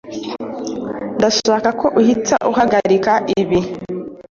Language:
Kinyarwanda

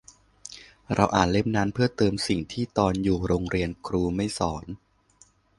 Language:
Thai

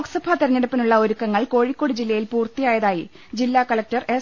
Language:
Malayalam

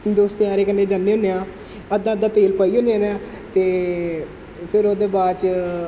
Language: Dogri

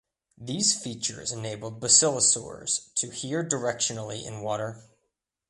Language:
English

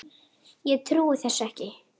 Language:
Icelandic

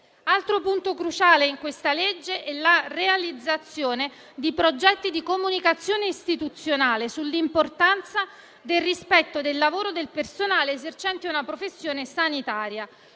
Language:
Italian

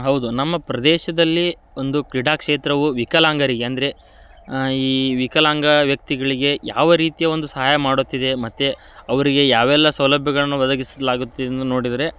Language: Kannada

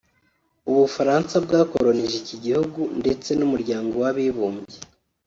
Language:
Kinyarwanda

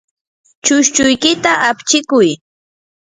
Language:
Yanahuanca Pasco Quechua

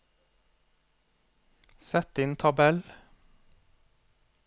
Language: Norwegian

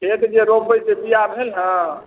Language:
Maithili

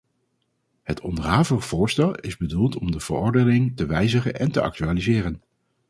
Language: Dutch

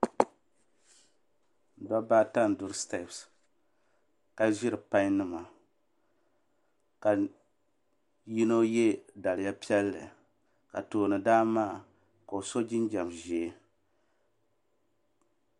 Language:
Dagbani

